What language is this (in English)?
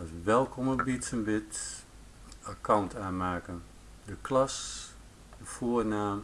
Dutch